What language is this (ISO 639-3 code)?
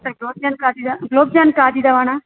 san